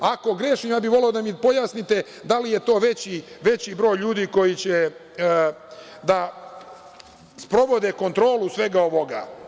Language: Serbian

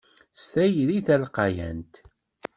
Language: Kabyle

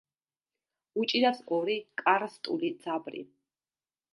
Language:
Georgian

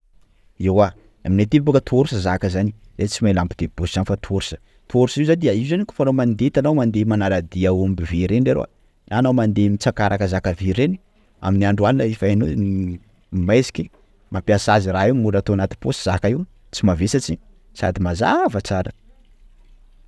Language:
Sakalava Malagasy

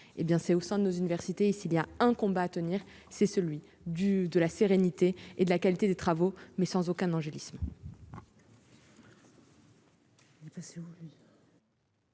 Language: French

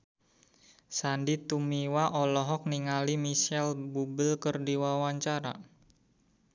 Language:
Sundanese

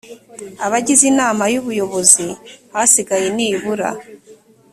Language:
Kinyarwanda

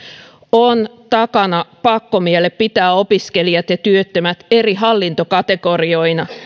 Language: Finnish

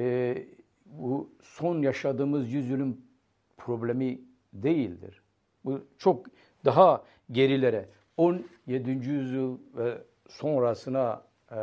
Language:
Turkish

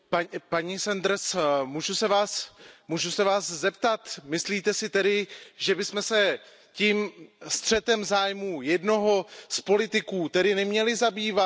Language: Czech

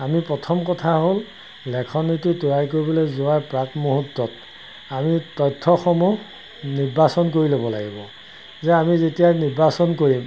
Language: Assamese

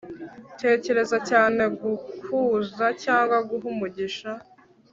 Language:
Kinyarwanda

